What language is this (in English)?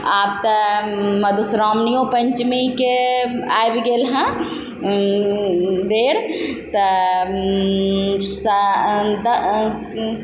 Maithili